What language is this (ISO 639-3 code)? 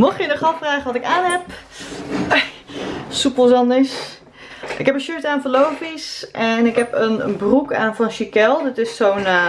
nld